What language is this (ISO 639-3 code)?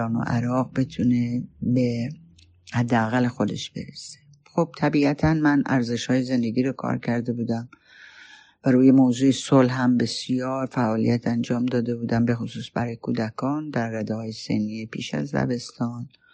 fas